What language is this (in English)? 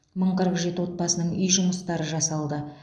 Kazakh